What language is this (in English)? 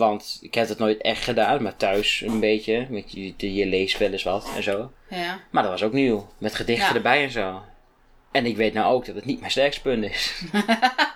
Dutch